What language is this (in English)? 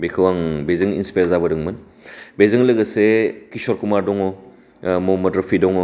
Bodo